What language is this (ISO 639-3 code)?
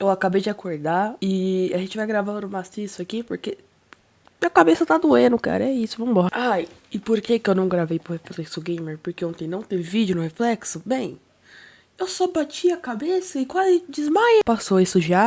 por